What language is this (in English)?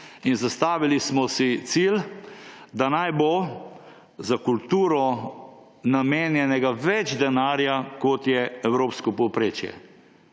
Slovenian